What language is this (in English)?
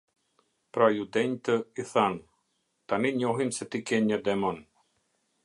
Albanian